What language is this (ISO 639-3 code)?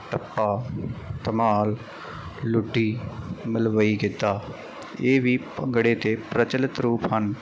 pan